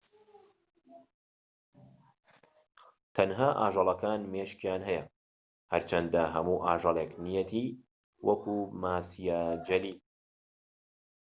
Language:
Central Kurdish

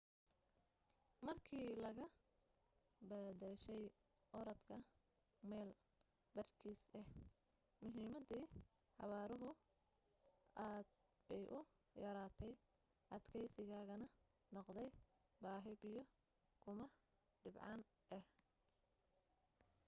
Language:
Somali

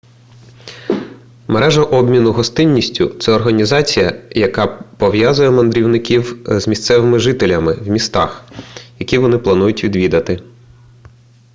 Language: Ukrainian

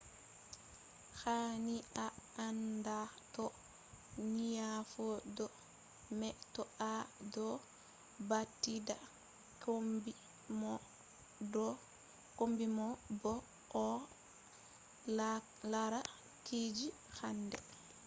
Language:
Fula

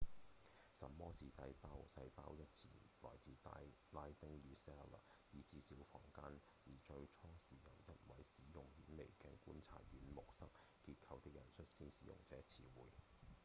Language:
Cantonese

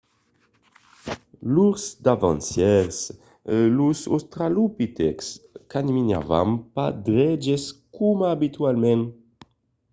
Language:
Occitan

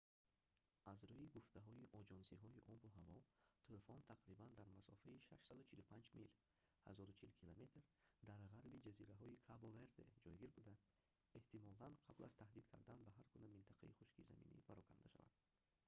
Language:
Tajik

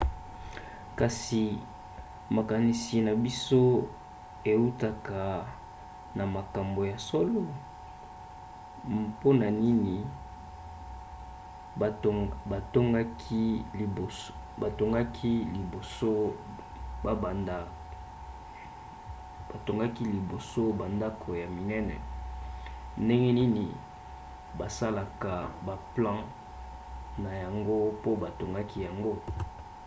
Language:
Lingala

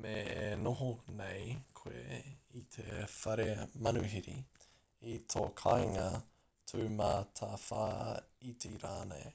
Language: Māori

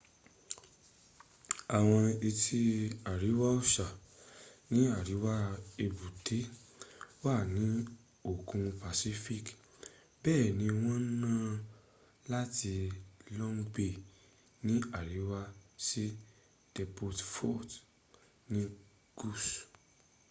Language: Yoruba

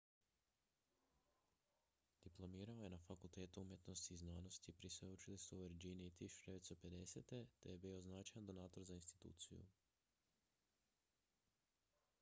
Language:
Croatian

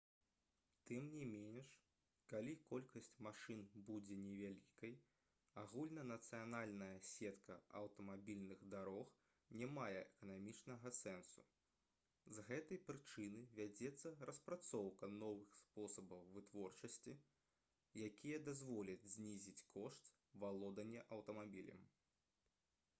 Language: Belarusian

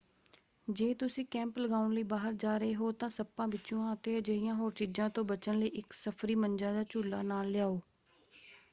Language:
Punjabi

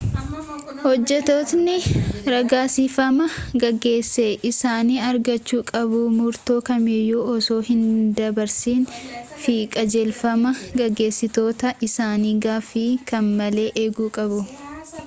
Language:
Oromo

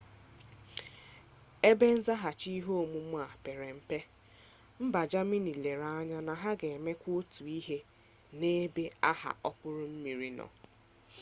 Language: Igbo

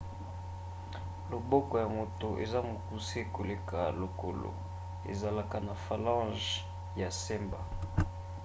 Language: Lingala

